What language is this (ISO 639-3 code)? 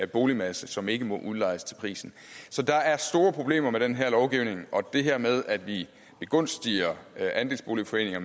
dan